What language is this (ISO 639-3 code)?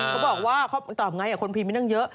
tha